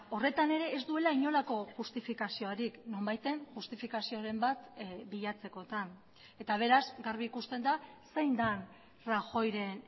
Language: Basque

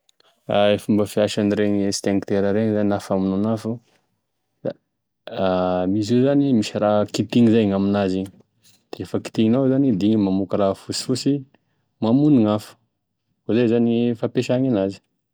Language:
Tesaka Malagasy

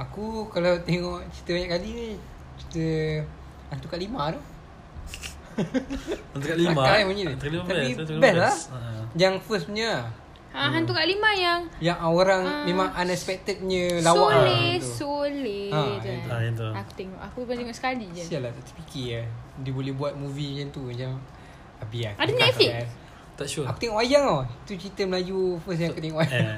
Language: Malay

